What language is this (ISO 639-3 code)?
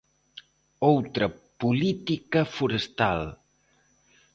glg